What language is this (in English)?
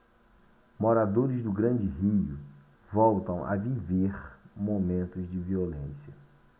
Portuguese